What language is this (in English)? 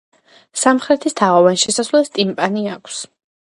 Georgian